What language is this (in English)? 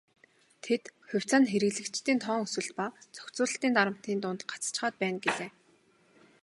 Mongolian